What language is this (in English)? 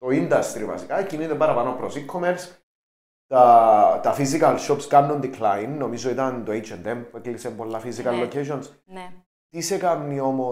Greek